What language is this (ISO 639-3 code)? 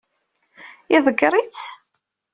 kab